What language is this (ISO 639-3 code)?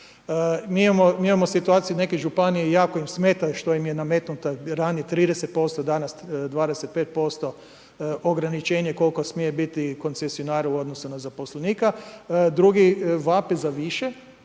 hrv